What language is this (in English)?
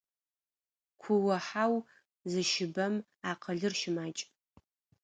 Adyghe